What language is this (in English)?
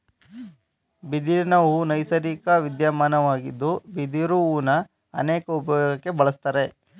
Kannada